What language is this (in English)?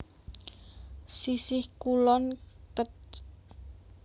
Javanese